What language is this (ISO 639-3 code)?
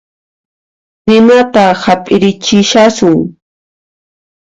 qxp